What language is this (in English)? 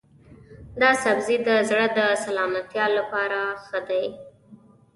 Pashto